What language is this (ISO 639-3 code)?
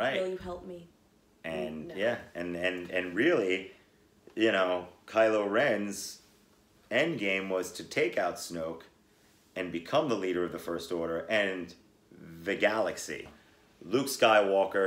eng